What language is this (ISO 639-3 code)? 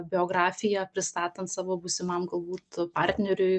lit